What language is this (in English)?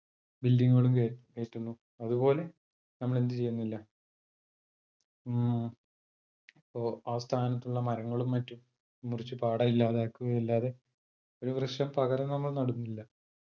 Malayalam